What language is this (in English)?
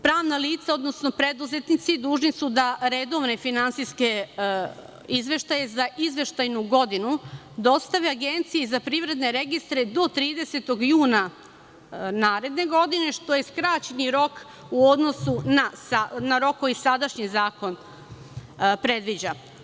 Serbian